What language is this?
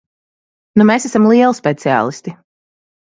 Latvian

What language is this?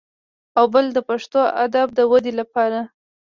Pashto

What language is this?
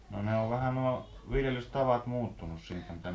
Finnish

